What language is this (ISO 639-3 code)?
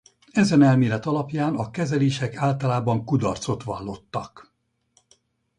hun